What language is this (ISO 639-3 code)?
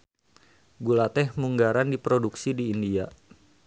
sun